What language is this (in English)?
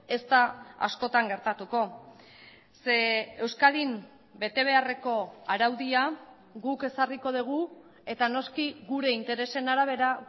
Basque